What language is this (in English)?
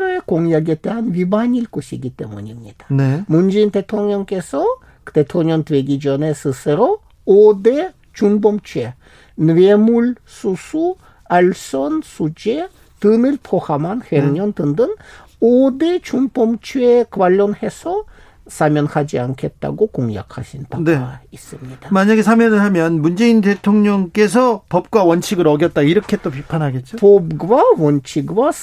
Korean